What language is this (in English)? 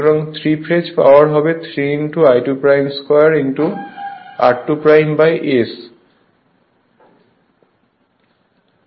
Bangla